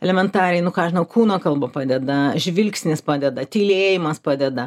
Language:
Lithuanian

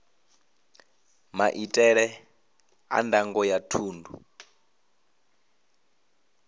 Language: Venda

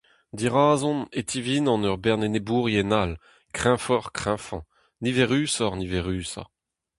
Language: Breton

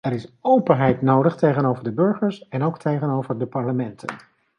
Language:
Dutch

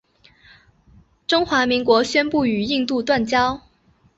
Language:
Chinese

